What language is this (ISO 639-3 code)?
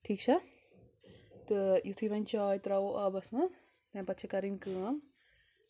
kas